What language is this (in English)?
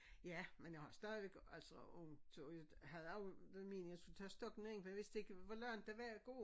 Danish